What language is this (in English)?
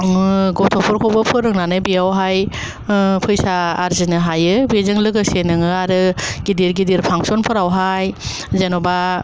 Bodo